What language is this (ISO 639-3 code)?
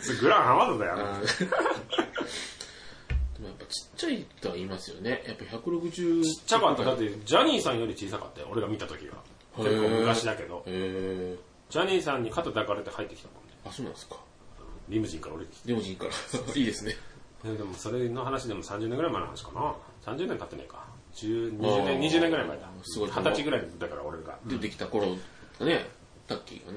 jpn